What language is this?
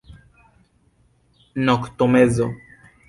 Esperanto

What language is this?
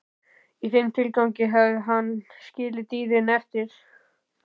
Icelandic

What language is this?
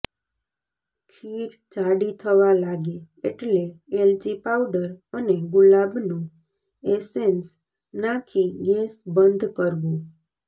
Gujarati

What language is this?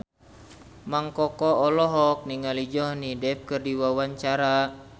Sundanese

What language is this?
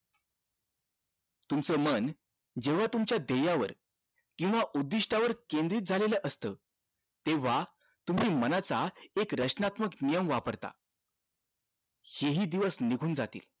Marathi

